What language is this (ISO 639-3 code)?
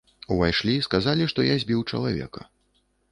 bel